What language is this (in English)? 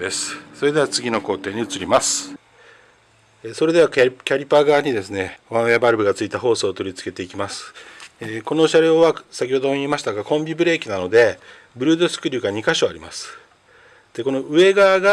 Japanese